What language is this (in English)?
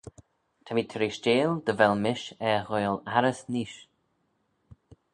Manx